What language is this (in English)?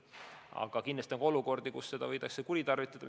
Estonian